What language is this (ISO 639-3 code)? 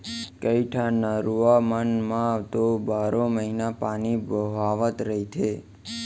hne